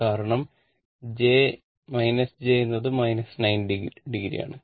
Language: Malayalam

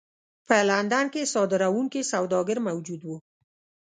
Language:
Pashto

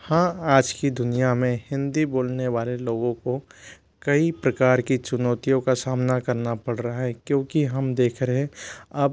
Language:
Hindi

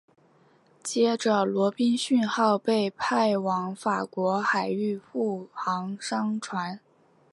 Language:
Chinese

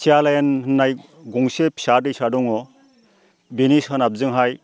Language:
Bodo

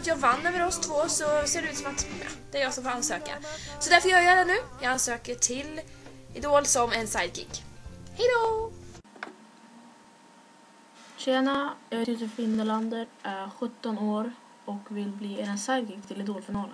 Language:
Swedish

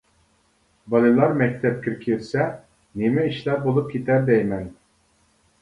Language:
Uyghur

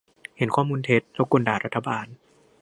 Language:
Thai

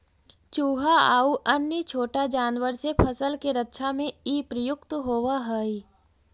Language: Magahi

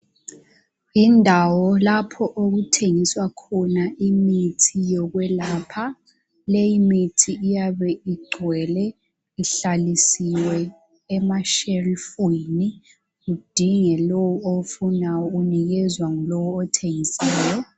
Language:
North Ndebele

